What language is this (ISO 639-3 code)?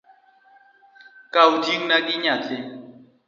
luo